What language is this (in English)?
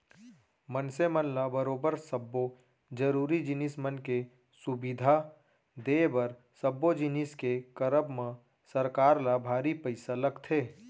Chhattisgarhi